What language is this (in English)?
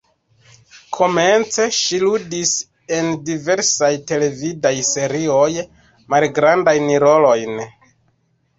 Esperanto